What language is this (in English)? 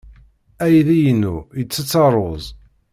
Kabyle